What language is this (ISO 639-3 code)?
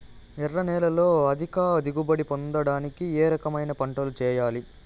tel